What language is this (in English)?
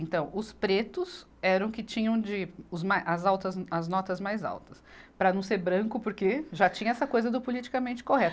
Portuguese